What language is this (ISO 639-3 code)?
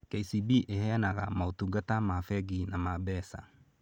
kik